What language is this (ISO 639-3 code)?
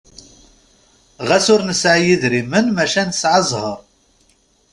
kab